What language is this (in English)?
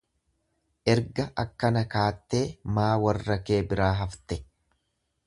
Oromo